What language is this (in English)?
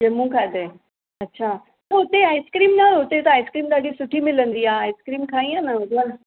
Sindhi